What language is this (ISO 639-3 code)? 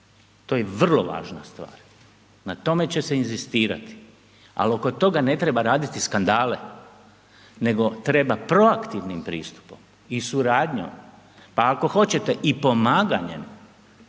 hrv